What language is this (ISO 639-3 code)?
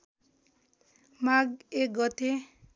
nep